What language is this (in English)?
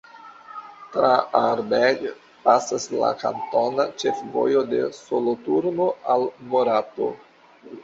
Esperanto